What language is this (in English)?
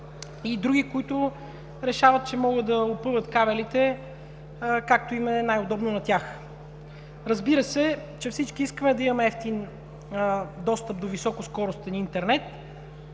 Bulgarian